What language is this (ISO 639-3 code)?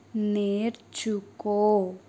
tel